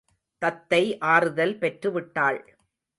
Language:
Tamil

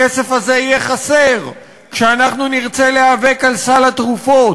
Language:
Hebrew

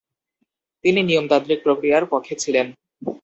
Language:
Bangla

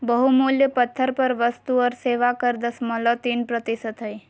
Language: Magahi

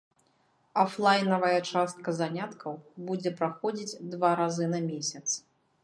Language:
Belarusian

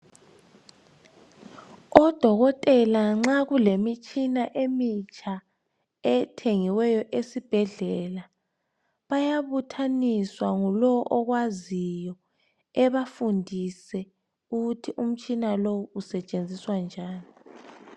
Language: North Ndebele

